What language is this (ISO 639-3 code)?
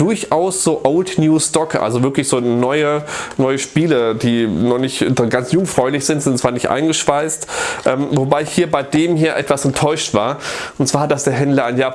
deu